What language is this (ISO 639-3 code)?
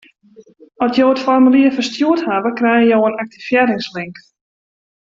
fry